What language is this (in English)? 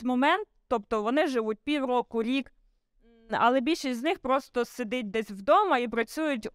Ukrainian